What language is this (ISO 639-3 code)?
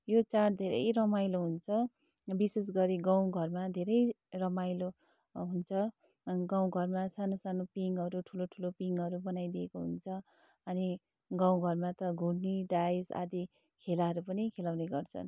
nep